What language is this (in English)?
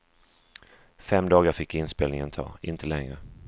Swedish